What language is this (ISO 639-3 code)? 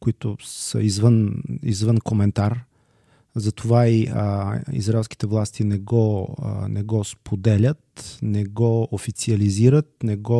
bul